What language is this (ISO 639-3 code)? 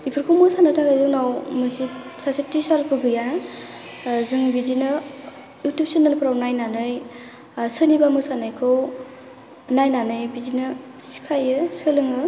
brx